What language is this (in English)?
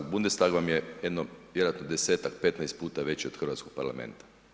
Croatian